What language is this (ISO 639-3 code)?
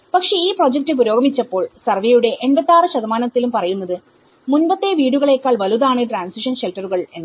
mal